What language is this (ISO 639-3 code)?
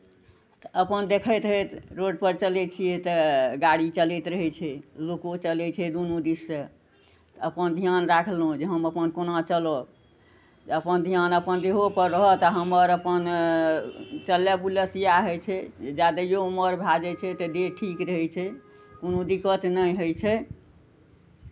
mai